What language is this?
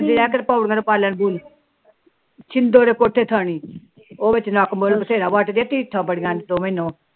Punjabi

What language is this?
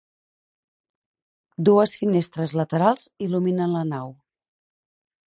Catalan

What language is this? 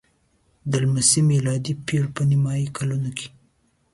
Pashto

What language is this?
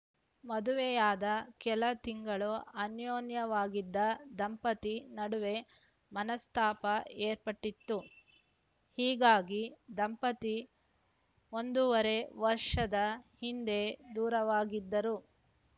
Kannada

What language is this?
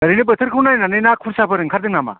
Bodo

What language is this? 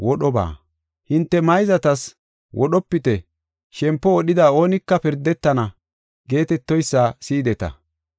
Gofa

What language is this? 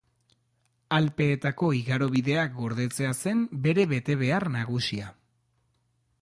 Basque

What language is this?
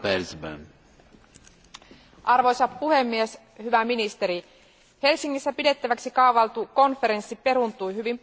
Finnish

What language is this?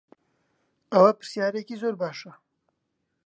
Central Kurdish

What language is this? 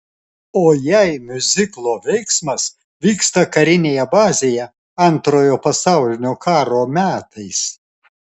Lithuanian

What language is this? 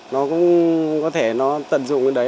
Vietnamese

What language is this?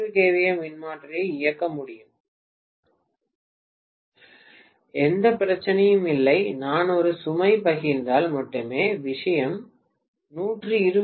Tamil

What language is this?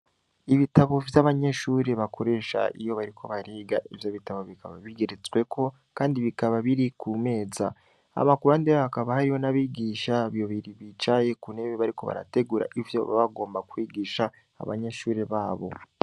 Rundi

